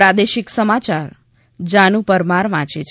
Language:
Gujarati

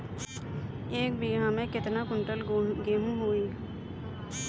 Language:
Bhojpuri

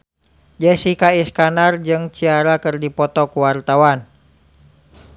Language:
Sundanese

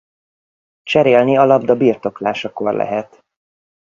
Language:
Hungarian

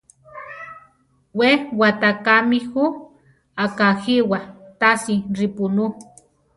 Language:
Central Tarahumara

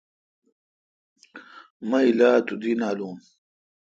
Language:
Kalkoti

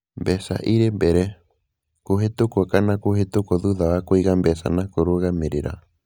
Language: Kikuyu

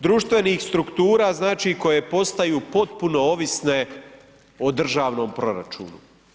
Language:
Croatian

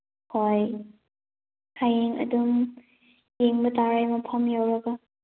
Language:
Manipuri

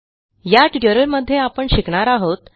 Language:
Marathi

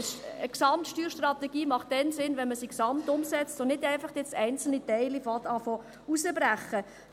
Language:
Swiss German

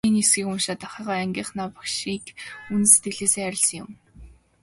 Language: Mongolian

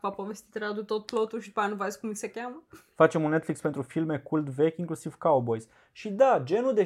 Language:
Romanian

